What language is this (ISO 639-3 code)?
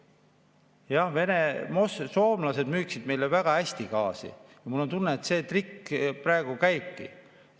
est